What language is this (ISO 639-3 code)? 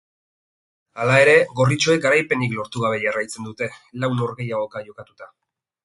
eus